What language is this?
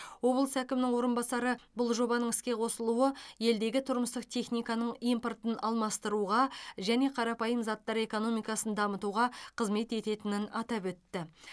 Kazakh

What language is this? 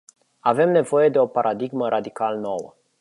Romanian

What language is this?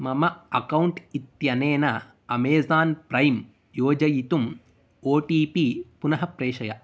Sanskrit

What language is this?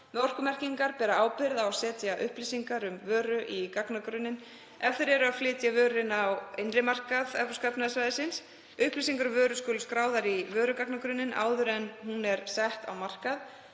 Icelandic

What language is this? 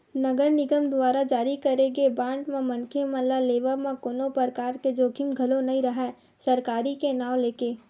Chhattisgarhi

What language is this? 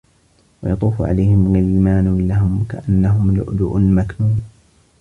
Arabic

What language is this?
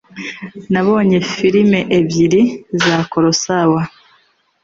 Kinyarwanda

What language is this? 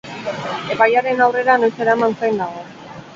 Basque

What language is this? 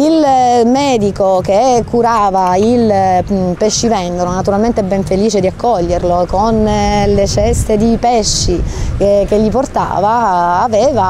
Italian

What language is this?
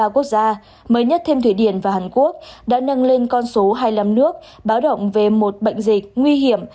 Vietnamese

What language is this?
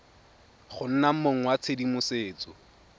Tswana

